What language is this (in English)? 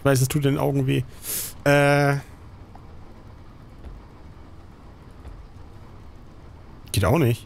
German